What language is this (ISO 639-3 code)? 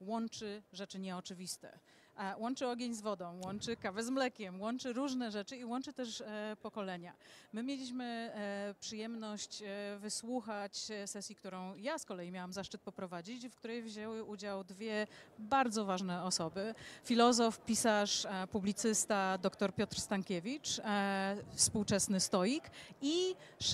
pol